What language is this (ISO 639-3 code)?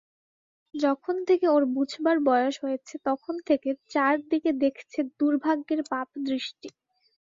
ben